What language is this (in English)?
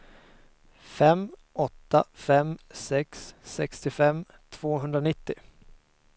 Swedish